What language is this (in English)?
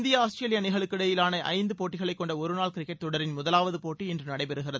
Tamil